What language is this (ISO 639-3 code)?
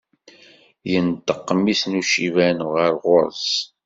kab